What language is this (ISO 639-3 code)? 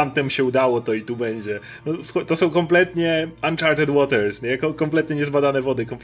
pol